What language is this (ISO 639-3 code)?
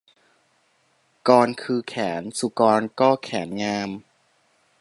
tha